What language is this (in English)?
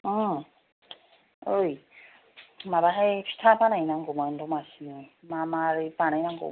Bodo